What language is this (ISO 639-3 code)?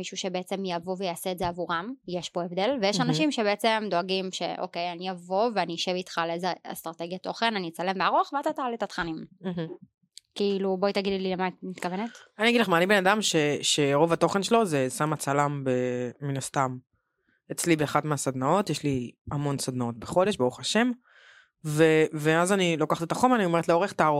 heb